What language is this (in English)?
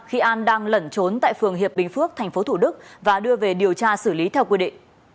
Vietnamese